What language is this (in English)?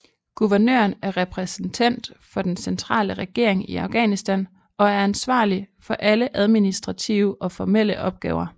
Danish